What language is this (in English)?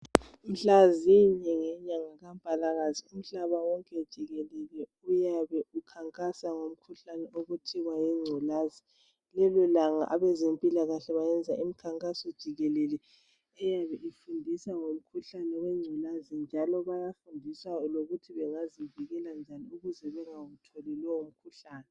North Ndebele